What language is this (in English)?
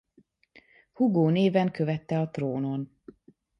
Hungarian